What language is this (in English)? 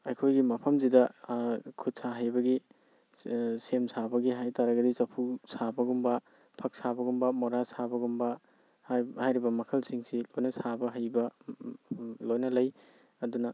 Manipuri